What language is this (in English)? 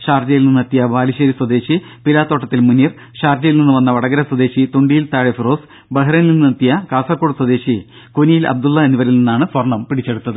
Malayalam